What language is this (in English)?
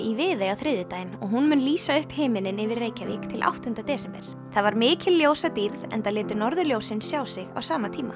Icelandic